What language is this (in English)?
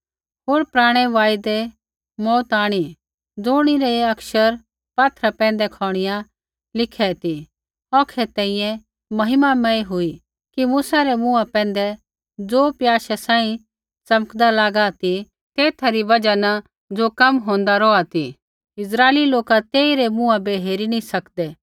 Kullu Pahari